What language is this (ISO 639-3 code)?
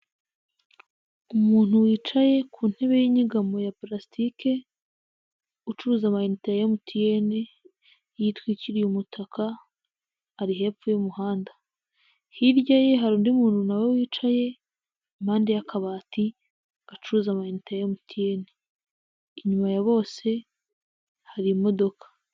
kin